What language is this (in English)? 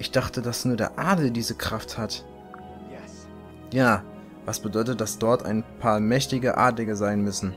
German